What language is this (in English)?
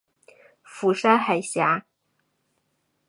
Chinese